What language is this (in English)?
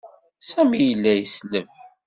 Kabyle